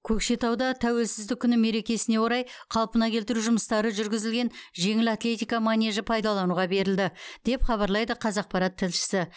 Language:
Kazakh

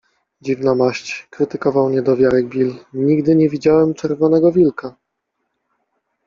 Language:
Polish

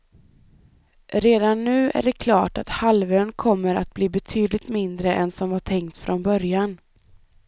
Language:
Swedish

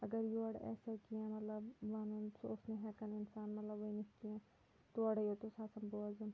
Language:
Kashmiri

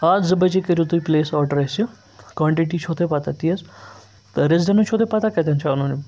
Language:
Kashmiri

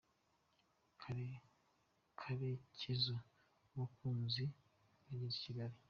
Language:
Kinyarwanda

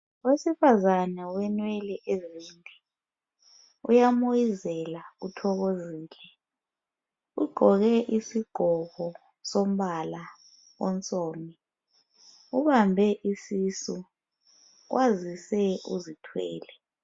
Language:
North Ndebele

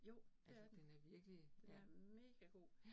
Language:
Danish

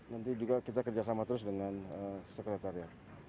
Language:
Indonesian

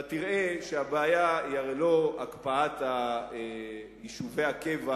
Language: Hebrew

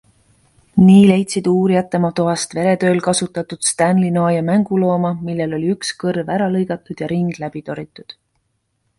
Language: Estonian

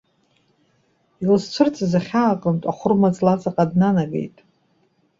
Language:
Abkhazian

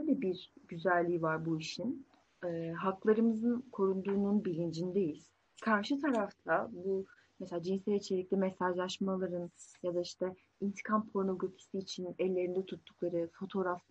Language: Turkish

